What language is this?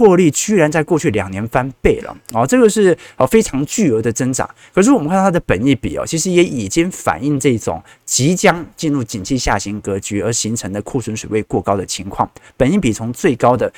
Chinese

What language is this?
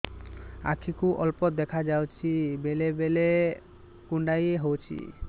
Odia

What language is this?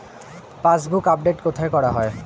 Bangla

